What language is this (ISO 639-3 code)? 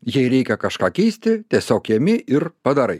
lit